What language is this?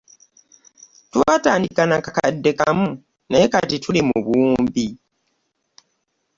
Ganda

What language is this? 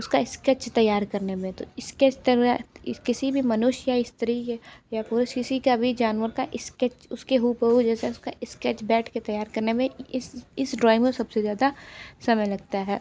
Hindi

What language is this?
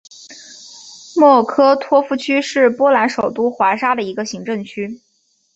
Chinese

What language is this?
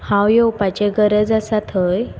Konkani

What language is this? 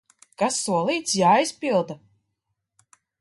Latvian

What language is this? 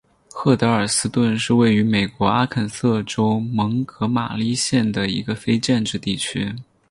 Chinese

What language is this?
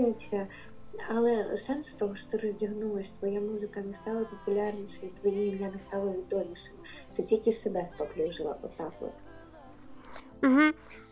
Ukrainian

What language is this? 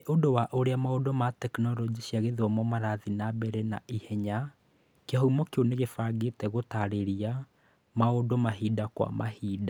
Kikuyu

